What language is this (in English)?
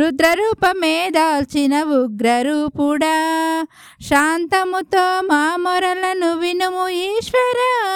Telugu